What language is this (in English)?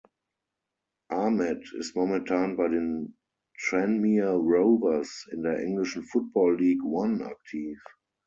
German